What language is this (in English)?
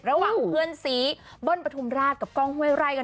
Thai